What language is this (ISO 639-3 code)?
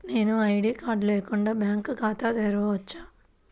tel